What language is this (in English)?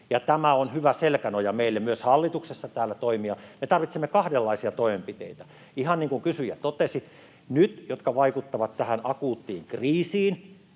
Finnish